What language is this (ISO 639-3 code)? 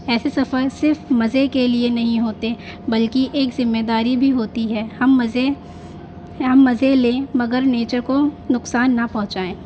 urd